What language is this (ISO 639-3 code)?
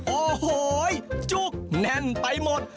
tha